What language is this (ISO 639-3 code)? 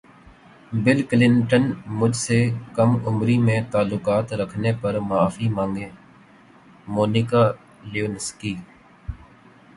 urd